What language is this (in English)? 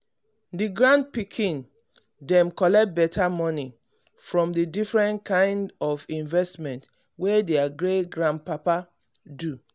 Nigerian Pidgin